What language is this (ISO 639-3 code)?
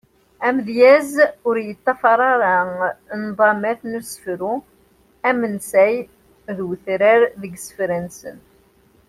kab